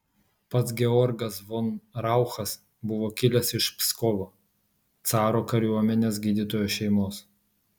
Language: Lithuanian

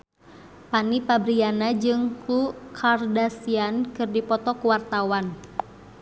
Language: Sundanese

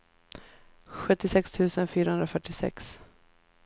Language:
Swedish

